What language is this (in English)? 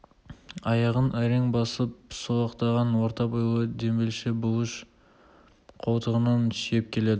Kazakh